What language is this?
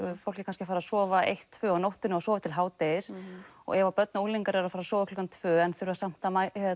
Icelandic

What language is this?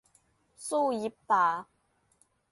Thai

